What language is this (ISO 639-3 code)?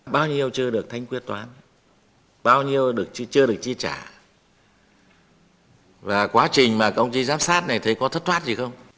vie